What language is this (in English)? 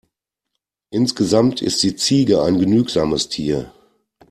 German